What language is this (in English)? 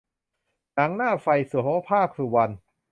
Thai